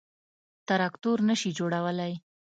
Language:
Pashto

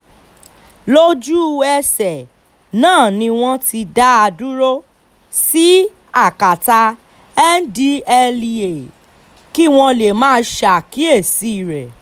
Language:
Yoruba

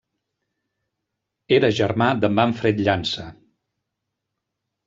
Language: Catalan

